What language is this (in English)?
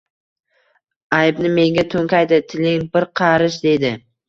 Uzbek